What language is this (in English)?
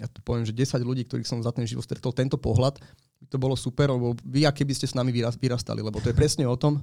Slovak